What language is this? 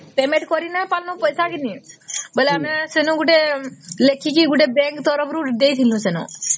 Odia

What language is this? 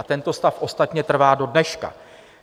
Czech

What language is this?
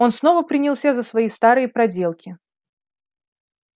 Russian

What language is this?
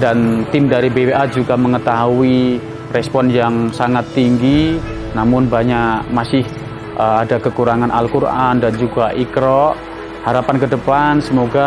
Indonesian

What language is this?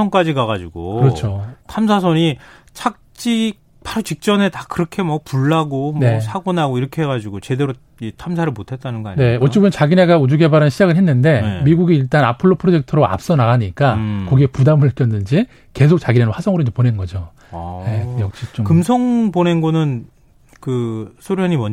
Korean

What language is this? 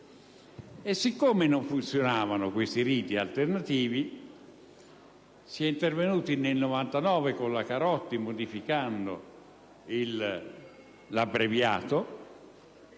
Italian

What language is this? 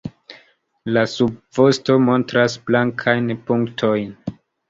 Esperanto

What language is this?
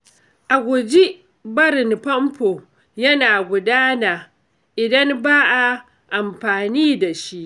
Hausa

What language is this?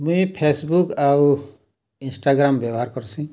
Odia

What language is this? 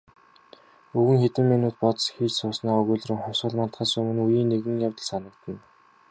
Mongolian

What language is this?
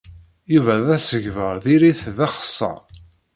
Kabyle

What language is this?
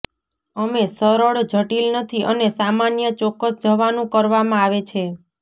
Gujarati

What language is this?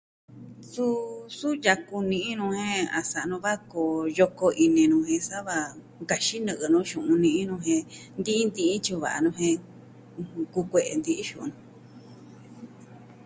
Southwestern Tlaxiaco Mixtec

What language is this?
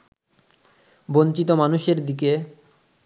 Bangla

